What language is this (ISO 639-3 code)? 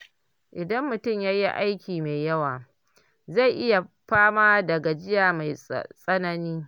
hau